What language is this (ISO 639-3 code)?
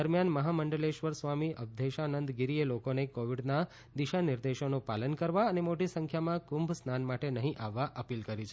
guj